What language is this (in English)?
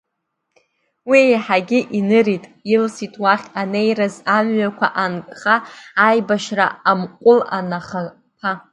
Abkhazian